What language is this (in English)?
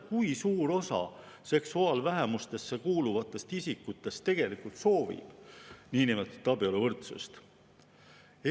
Estonian